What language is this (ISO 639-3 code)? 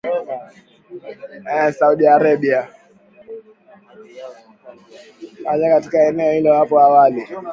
swa